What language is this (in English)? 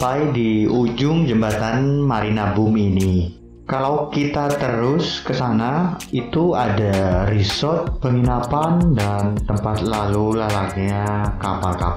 Indonesian